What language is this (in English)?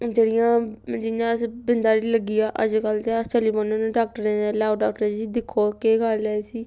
Dogri